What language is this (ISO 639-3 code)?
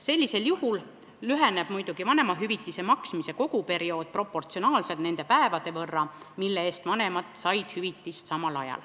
est